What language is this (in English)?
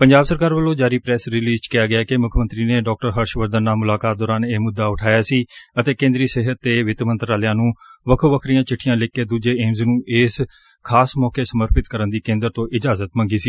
Punjabi